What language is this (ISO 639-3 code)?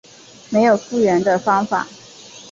zho